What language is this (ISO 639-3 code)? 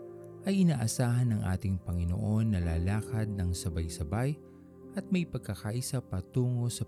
fil